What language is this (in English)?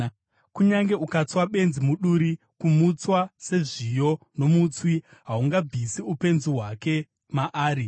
Shona